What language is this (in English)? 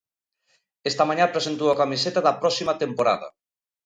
Galician